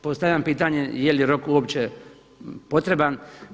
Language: Croatian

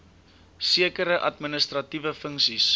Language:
Afrikaans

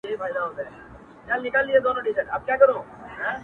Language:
Pashto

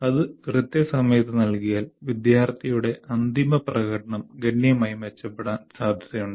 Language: Malayalam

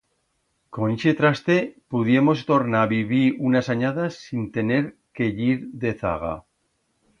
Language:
Aragonese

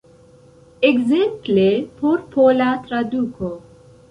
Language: Esperanto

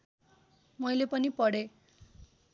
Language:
Nepali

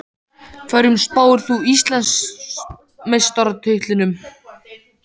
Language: Icelandic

